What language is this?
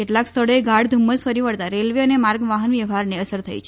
Gujarati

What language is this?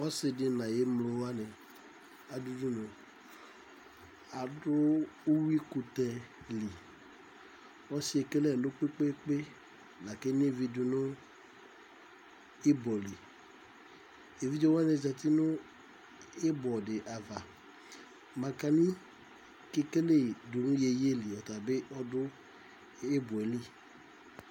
Ikposo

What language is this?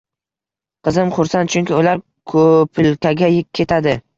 Uzbek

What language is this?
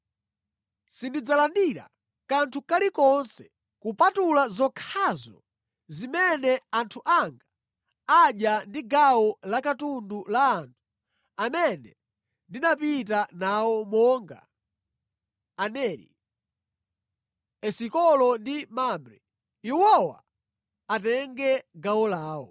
Nyanja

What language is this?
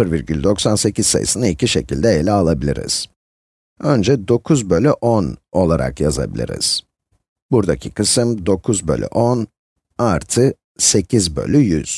Turkish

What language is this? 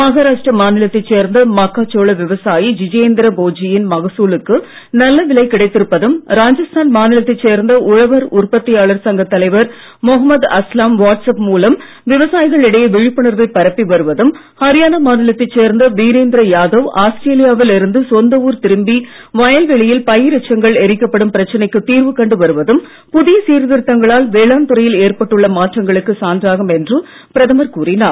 Tamil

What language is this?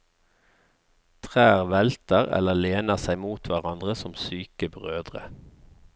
Norwegian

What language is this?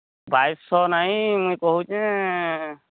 Odia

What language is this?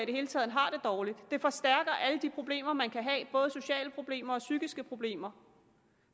Danish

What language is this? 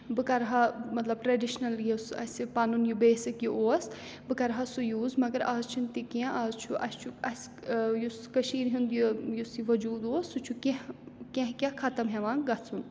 Kashmiri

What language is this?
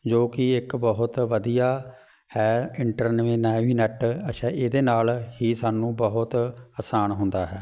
Punjabi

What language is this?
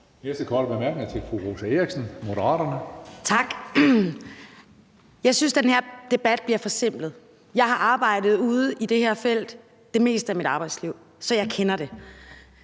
Danish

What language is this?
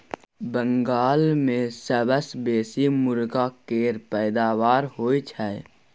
Maithili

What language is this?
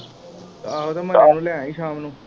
Punjabi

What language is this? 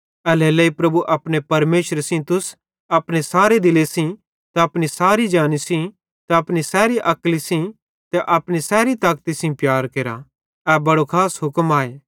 Bhadrawahi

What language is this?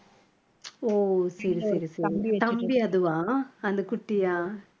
Tamil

